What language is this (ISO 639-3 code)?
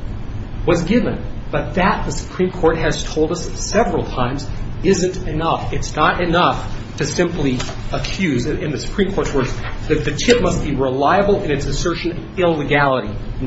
eng